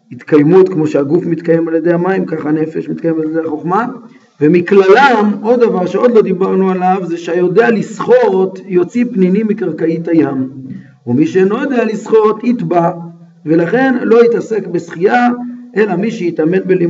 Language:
Hebrew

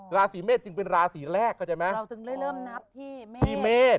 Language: Thai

